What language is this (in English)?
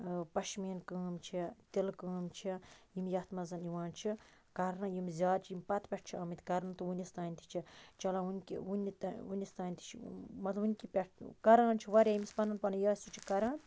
Kashmiri